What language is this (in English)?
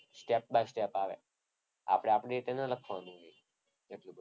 Gujarati